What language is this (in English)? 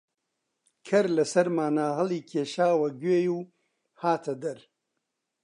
Central Kurdish